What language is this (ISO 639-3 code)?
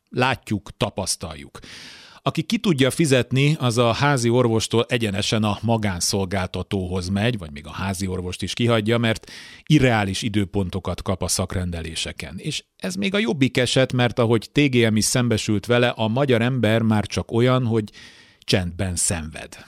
hun